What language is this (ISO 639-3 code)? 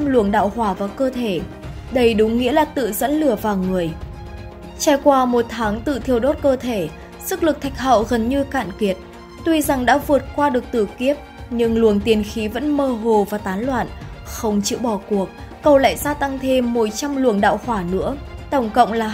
vie